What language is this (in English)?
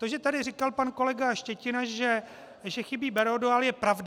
Czech